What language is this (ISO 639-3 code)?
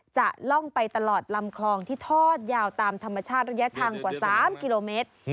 tha